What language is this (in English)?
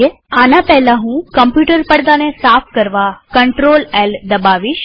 Gujarati